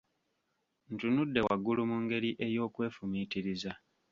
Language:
Ganda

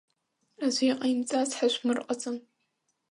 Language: Abkhazian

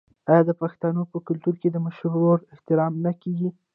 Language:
Pashto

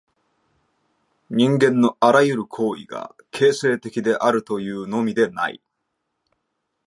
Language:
Japanese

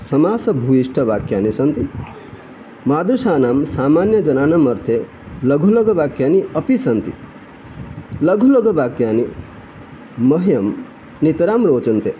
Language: Sanskrit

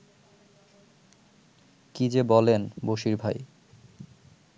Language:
Bangla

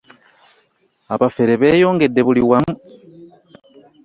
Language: Ganda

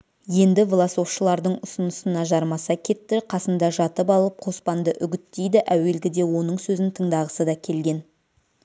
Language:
Kazakh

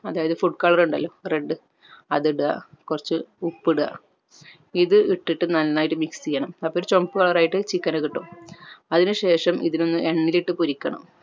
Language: Malayalam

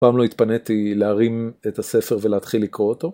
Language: Hebrew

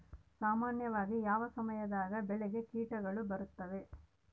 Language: Kannada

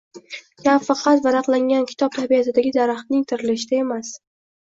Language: Uzbek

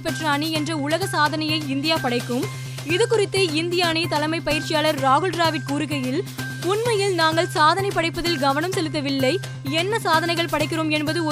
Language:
Tamil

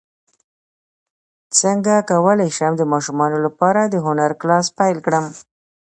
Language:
Pashto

